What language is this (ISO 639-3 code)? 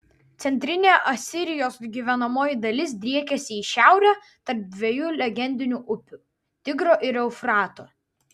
lit